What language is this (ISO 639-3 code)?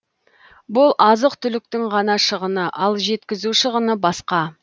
kaz